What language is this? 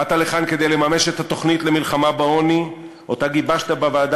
Hebrew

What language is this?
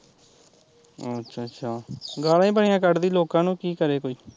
Punjabi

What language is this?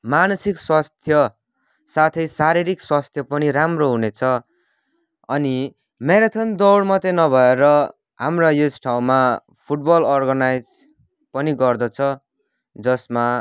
Nepali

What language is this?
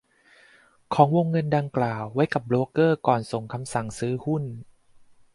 Thai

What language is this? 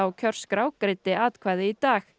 Icelandic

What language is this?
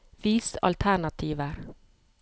Norwegian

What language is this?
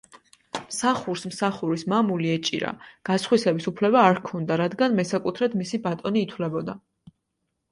Georgian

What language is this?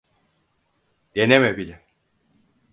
Turkish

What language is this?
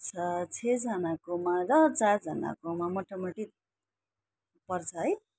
Nepali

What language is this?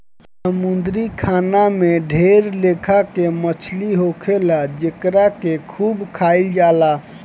Bhojpuri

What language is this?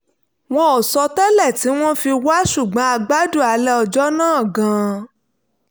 Yoruba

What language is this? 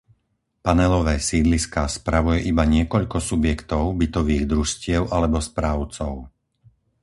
Slovak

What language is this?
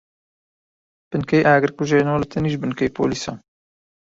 Central Kurdish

